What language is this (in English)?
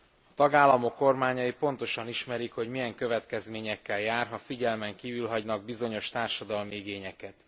Hungarian